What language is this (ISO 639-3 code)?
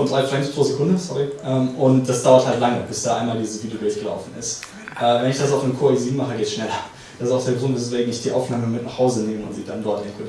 deu